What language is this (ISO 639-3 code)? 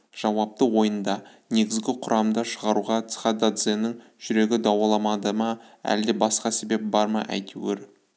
kaz